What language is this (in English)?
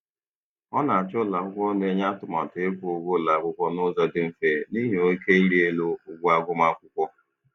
Igbo